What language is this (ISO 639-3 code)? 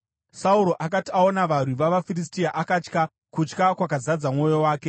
sna